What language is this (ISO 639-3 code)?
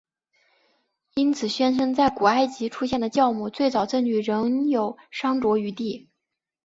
zho